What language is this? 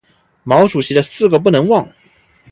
Chinese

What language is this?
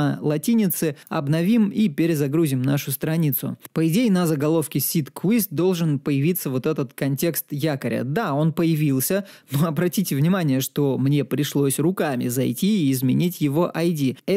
Russian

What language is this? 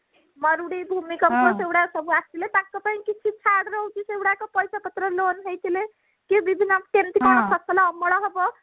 Odia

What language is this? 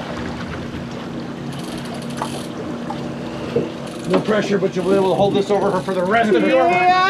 English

